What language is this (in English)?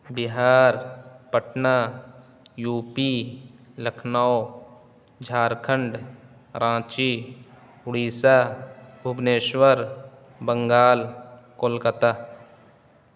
Urdu